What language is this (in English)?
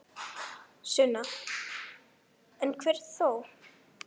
Icelandic